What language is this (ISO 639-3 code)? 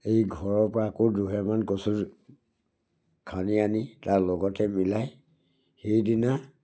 asm